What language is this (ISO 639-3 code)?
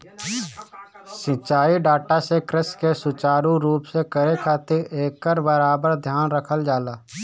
bho